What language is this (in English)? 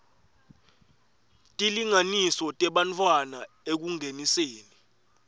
Swati